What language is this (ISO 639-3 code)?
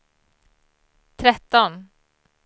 swe